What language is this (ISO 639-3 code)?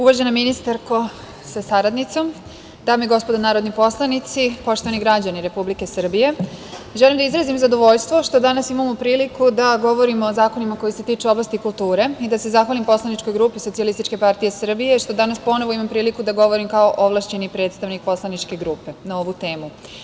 srp